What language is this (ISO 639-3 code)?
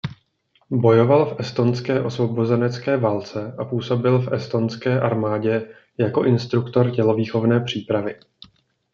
ces